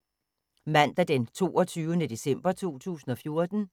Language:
Danish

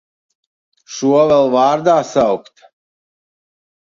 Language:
Latvian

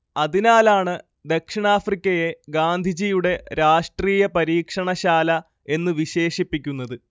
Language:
Malayalam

